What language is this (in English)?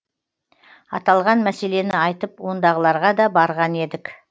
Kazakh